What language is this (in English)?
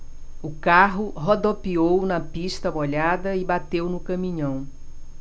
Portuguese